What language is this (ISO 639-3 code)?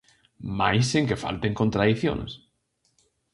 glg